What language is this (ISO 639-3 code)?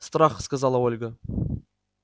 rus